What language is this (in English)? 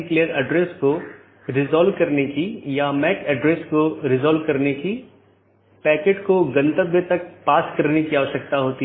Hindi